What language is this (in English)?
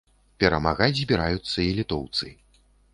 Belarusian